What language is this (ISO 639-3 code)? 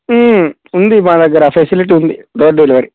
tel